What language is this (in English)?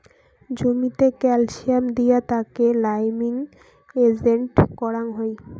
Bangla